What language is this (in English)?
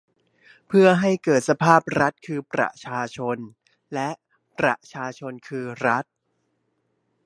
Thai